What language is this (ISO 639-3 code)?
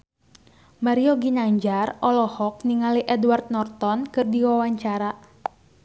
sun